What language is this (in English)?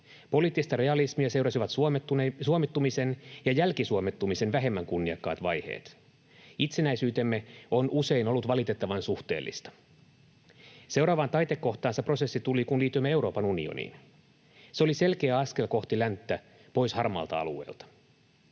Finnish